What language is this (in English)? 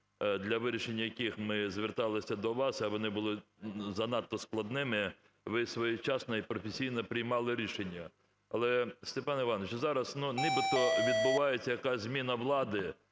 Ukrainian